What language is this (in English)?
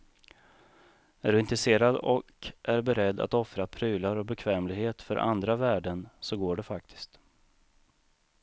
Swedish